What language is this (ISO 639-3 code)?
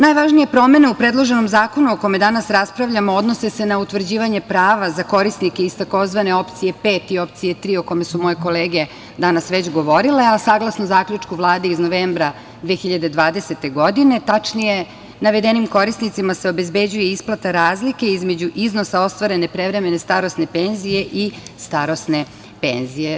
srp